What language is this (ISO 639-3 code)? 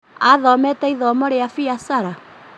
kik